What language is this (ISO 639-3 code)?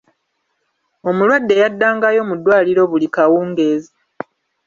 lug